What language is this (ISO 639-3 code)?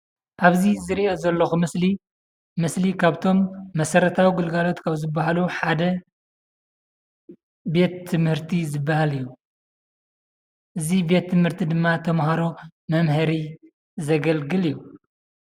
tir